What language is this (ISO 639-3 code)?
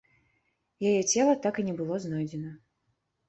bel